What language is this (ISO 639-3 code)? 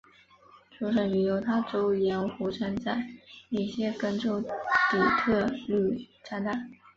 zho